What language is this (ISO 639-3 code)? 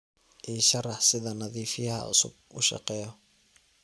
som